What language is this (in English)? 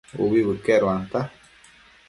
Matsés